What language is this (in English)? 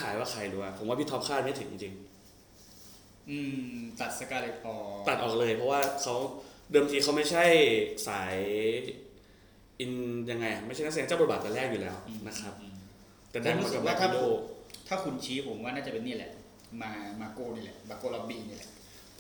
Thai